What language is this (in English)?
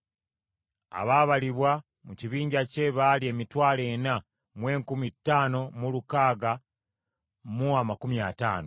Ganda